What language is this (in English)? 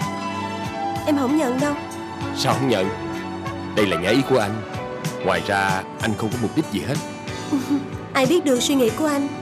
Vietnamese